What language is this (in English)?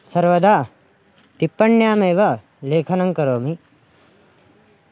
Sanskrit